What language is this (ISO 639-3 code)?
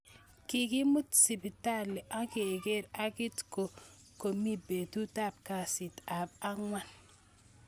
kln